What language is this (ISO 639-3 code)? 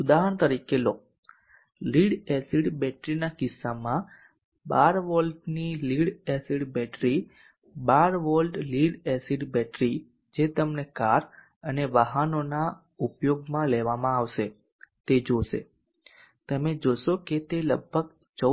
guj